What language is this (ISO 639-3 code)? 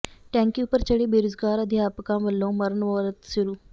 pan